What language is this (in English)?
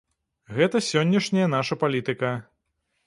Belarusian